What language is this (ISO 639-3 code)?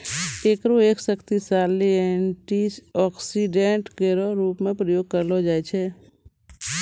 mai